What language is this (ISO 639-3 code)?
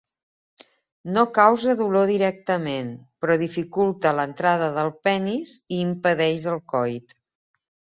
cat